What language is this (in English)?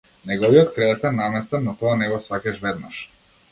Macedonian